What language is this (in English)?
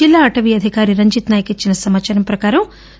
Telugu